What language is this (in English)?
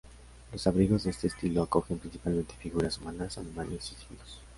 Spanish